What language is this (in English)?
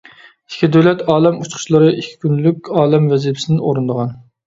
Uyghur